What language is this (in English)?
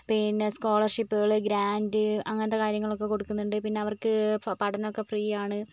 Malayalam